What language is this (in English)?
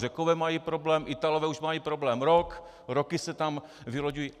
Czech